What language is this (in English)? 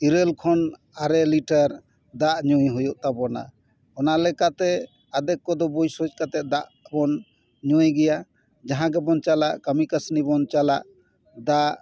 Santali